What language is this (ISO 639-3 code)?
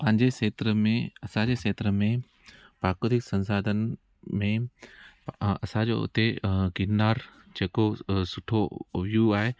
snd